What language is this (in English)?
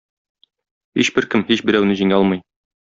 Tatar